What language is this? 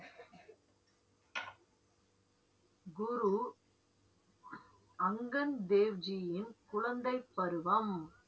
Tamil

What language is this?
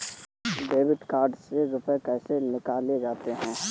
Hindi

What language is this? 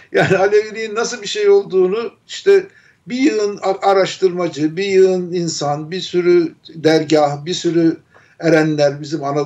Turkish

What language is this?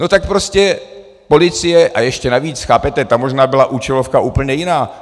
Czech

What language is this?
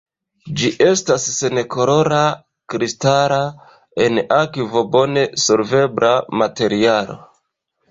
Esperanto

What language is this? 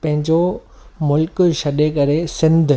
Sindhi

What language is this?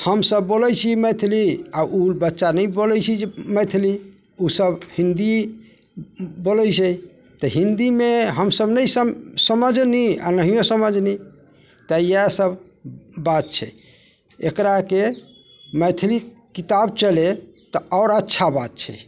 Maithili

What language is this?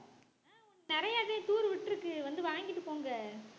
Tamil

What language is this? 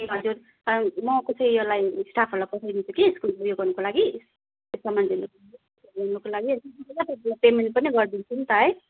Nepali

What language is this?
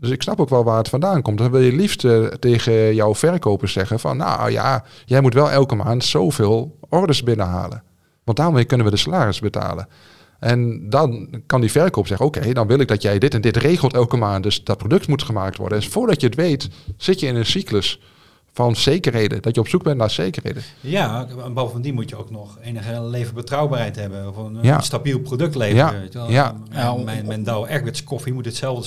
Dutch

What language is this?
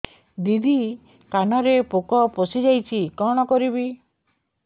Odia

